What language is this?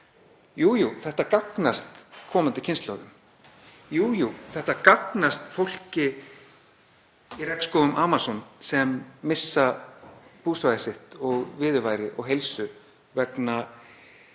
Icelandic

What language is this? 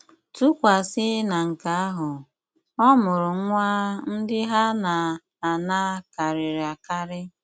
Igbo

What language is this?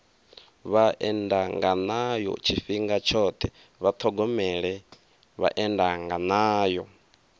Venda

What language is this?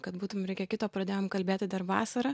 Lithuanian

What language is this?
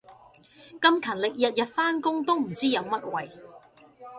Cantonese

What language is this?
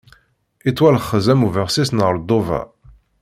Kabyle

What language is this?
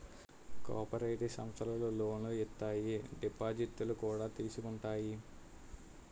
Telugu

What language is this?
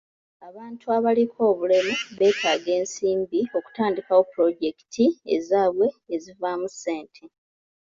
Ganda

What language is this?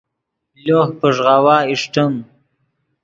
Yidgha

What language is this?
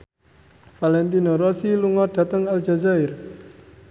Javanese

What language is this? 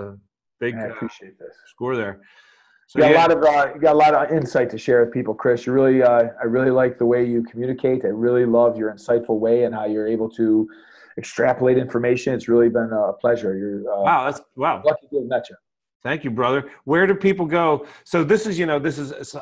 English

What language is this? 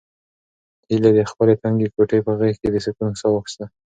Pashto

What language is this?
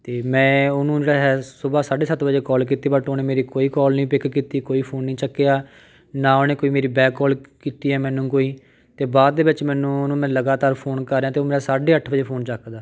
Punjabi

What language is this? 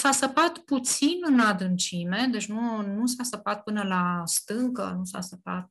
Romanian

